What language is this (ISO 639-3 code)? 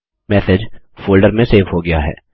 hin